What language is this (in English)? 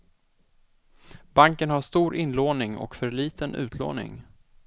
Swedish